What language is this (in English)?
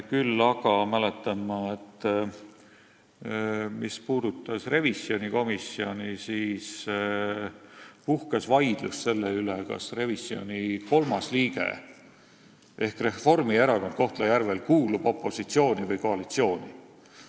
Estonian